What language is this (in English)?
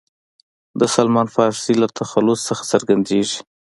Pashto